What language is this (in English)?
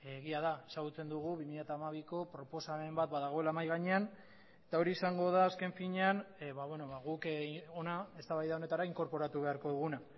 Basque